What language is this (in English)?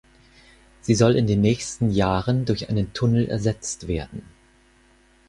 German